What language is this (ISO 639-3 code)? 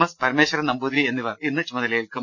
mal